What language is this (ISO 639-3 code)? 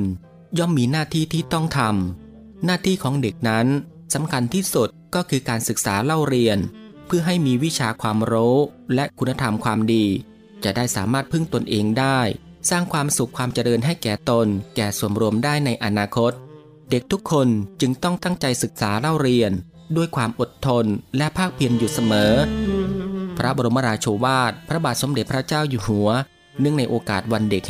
tha